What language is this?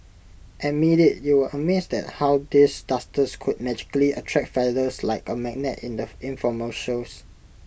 English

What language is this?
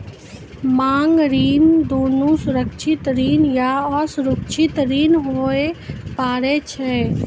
Maithili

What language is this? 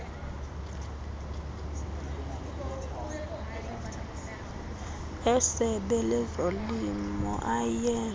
Xhosa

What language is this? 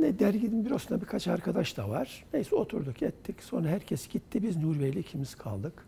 Turkish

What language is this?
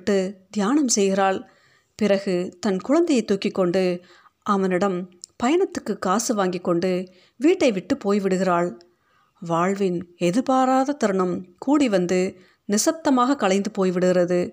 Tamil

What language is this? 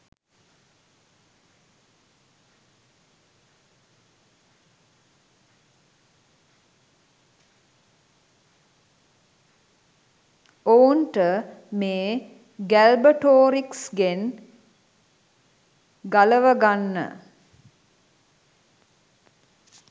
Sinhala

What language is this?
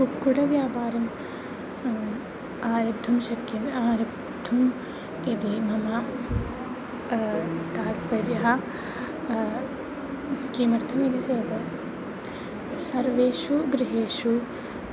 Sanskrit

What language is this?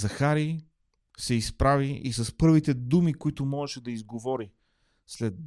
Bulgarian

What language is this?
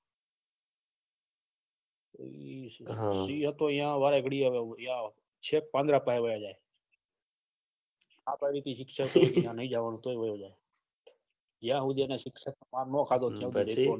Gujarati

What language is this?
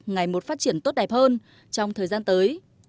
Vietnamese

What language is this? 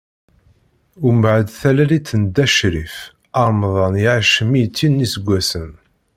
Kabyle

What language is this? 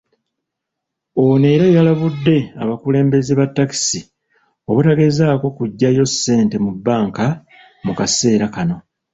Ganda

